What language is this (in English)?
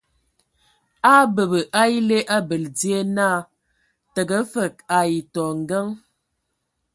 Ewondo